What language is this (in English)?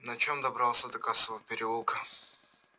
Russian